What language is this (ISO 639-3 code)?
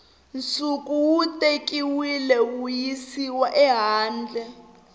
tso